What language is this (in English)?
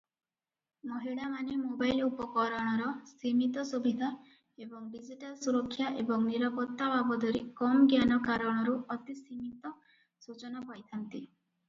Odia